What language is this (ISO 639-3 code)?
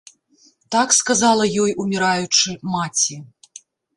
bel